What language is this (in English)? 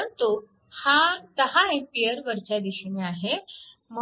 Marathi